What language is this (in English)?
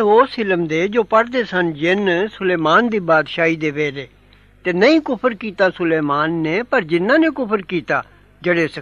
Arabic